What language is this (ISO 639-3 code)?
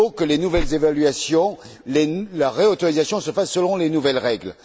fra